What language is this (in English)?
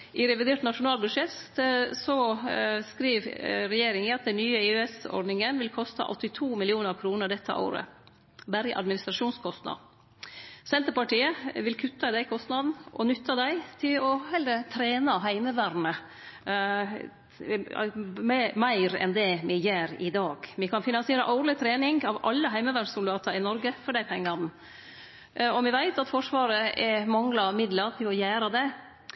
Norwegian Nynorsk